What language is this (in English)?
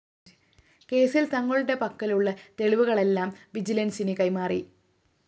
Malayalam